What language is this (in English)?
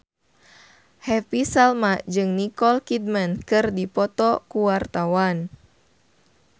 Sundanese